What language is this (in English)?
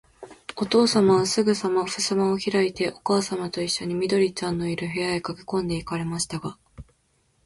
Japanese